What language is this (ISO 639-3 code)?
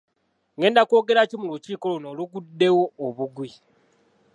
lug